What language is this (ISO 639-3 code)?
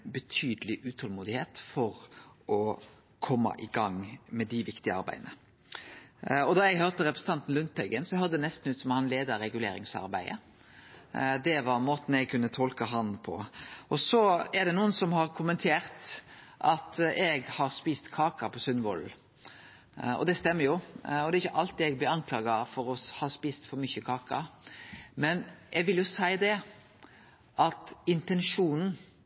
nno